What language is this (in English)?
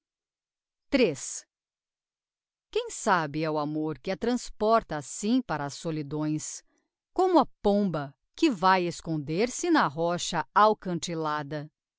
Portuguese